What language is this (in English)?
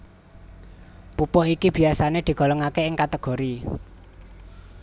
Javanese